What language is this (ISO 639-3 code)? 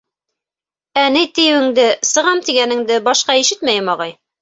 bak